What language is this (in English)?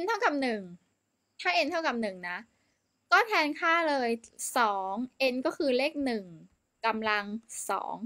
Thai